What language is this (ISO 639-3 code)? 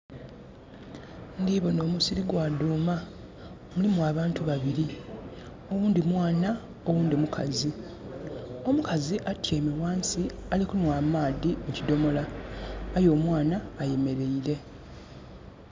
xog